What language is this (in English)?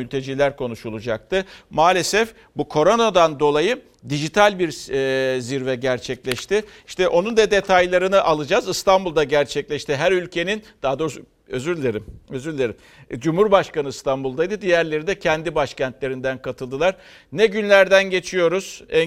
Turkish